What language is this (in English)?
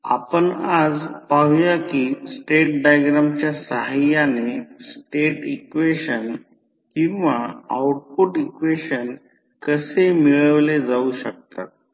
Marathi